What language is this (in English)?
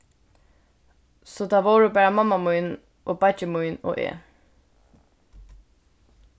Faroese